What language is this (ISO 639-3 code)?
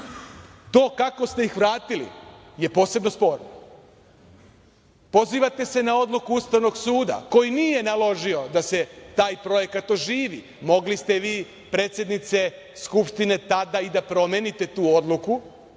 srp